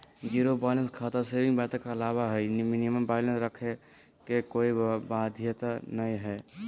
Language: Magahi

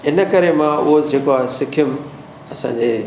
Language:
Sindhi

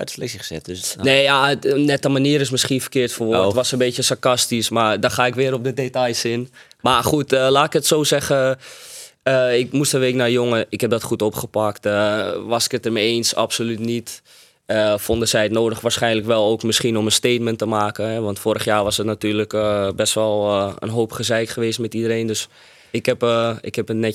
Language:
Dutch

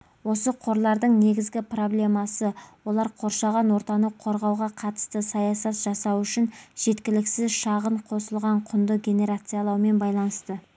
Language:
Kazakh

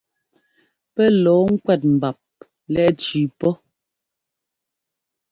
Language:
Ngomba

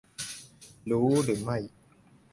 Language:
Thai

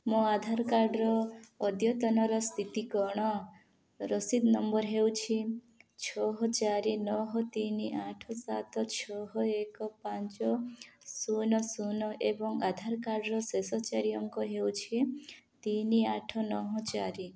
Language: Odia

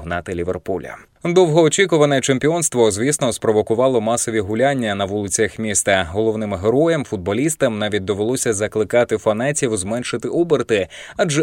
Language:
Ukrainian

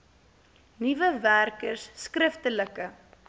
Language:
Afrikaans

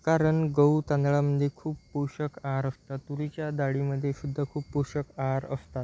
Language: Marathi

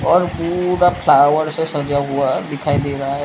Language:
Hindi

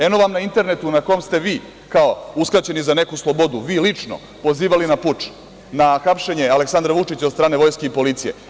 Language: Serbian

